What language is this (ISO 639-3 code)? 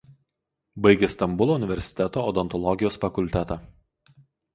lit